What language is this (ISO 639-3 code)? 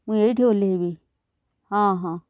ori